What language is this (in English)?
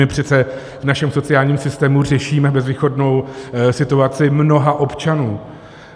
Czech